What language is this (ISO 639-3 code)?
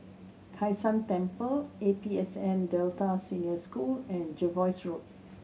eng